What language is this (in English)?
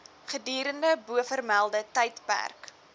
Afrikaans